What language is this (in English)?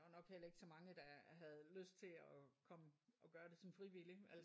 Danish